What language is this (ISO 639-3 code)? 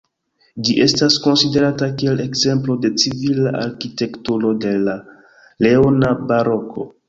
epo